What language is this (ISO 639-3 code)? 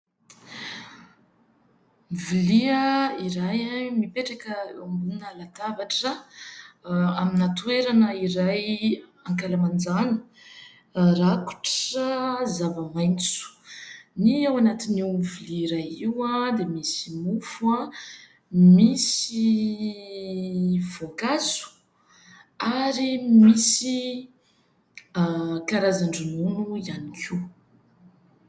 mlg